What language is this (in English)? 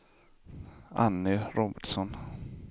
Swedish